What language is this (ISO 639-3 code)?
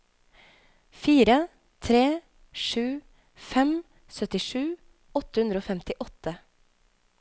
nor